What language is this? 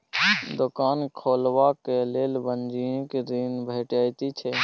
Maithili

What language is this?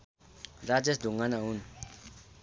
Nepali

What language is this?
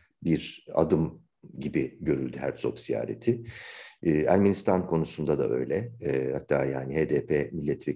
Turkish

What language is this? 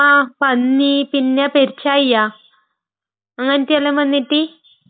Malayalam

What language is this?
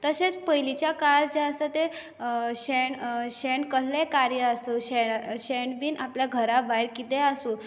Konkani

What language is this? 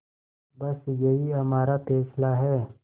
Hindi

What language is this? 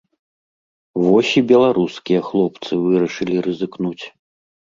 Belarusian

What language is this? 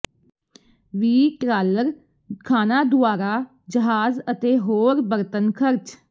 Punjabi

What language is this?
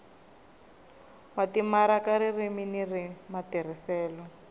Tsonga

